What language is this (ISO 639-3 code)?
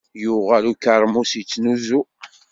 kab